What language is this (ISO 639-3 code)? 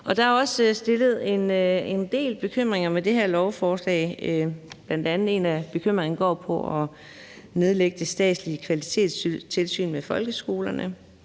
dan